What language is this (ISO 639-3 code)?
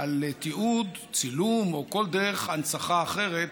heb